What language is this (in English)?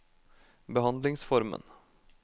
Norwegian